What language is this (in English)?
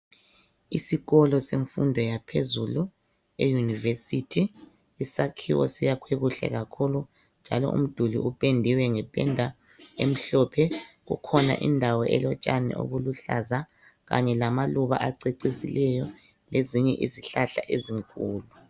North Ndebele